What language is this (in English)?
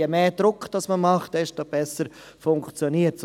Swiss German